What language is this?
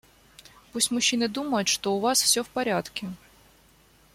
Russian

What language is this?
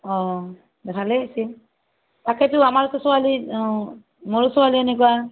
Assamese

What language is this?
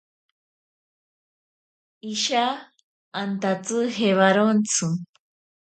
Ashéninka Perené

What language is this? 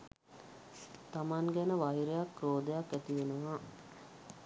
Sinhala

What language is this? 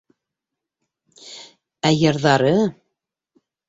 Bashkir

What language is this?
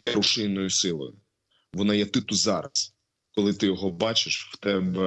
Ukrainian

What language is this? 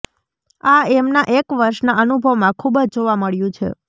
Gujarati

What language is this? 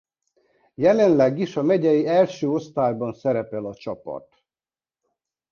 Hungarian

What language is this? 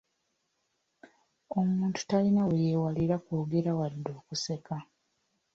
Ganda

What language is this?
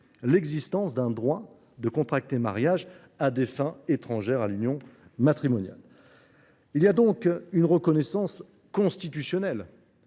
French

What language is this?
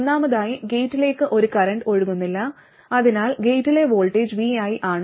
Malayalam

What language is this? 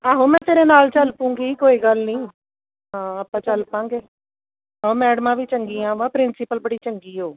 Punjabi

